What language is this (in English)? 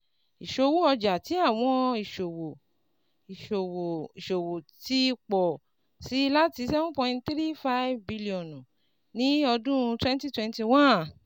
Yoruba